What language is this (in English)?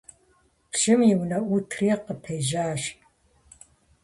Kabardian